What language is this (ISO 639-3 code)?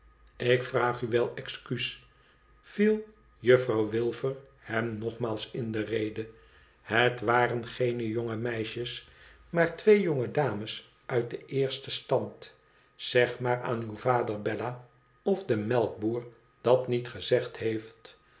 nld